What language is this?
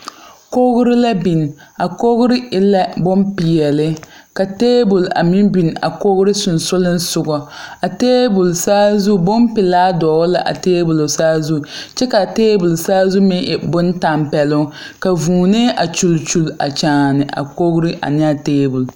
Southern Dagaare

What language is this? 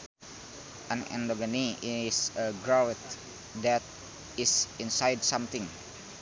Sundanese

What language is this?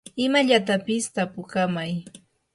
Yanahuanca Pasco Quechua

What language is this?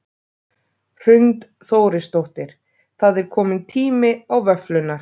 Icelandic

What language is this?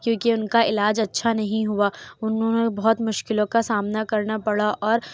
Urdu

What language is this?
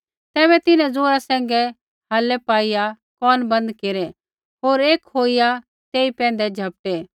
Kullu Pahari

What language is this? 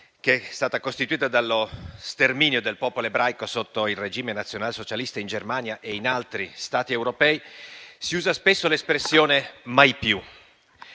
Italian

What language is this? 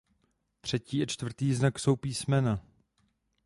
Czech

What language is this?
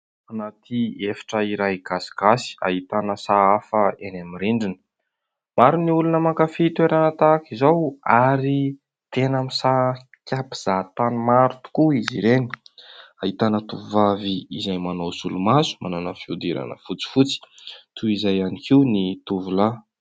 Malagasy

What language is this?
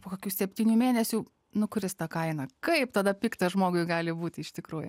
Lithuanian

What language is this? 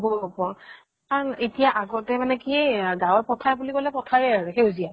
Assamese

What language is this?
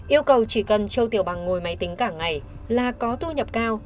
Vietnamese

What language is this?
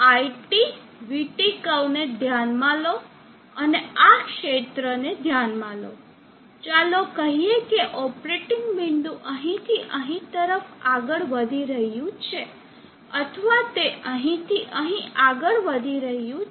Gujarati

